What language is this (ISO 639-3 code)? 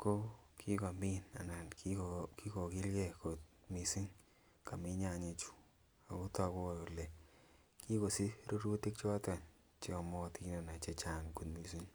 kln